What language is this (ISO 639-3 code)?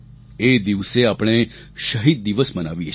guj